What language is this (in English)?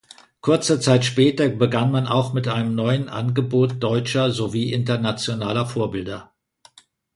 German